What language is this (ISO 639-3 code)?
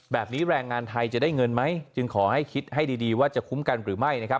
tha